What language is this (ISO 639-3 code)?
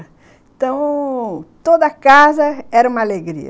por